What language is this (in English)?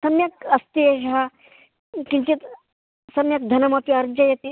Sanskrit